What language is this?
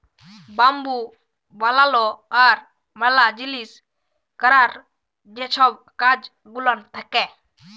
Bangla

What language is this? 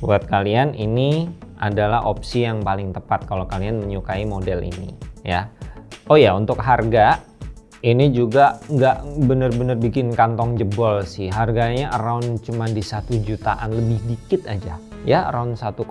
Indonesian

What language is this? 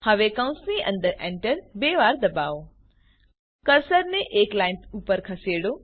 Gujarati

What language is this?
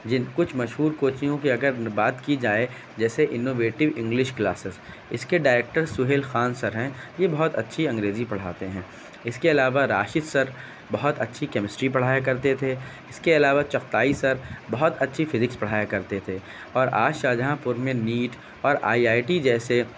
Urdu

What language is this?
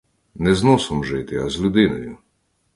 Ukrainian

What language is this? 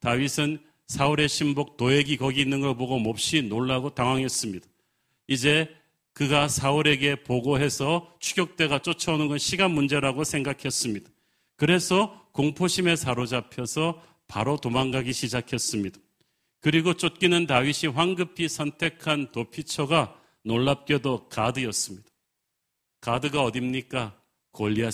Korean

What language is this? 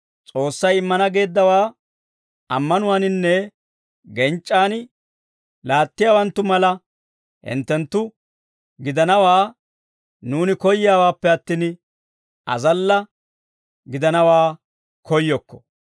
Dawro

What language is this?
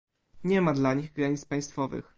Polish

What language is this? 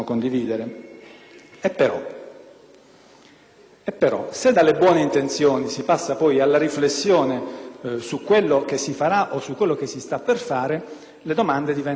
Italian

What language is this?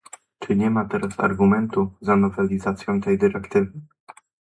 Polish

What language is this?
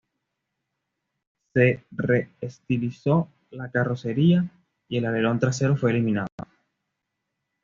Spanish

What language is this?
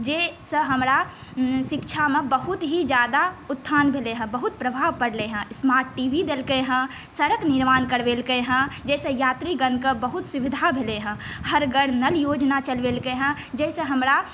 Maithili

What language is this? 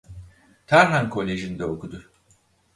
Turkish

